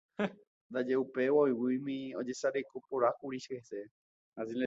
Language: Guarani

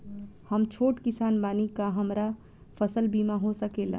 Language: Bhojpuri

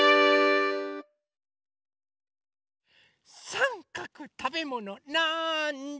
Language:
Japanese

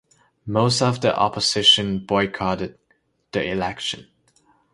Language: English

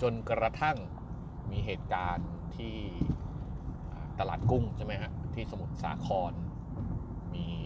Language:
Thai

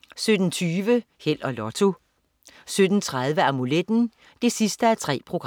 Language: Danish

